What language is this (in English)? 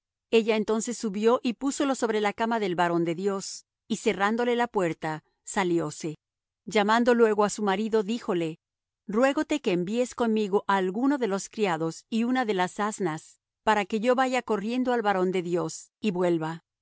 Spanish